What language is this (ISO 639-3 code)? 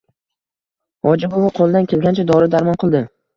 uzb